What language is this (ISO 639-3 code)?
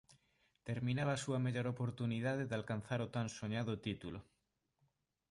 glg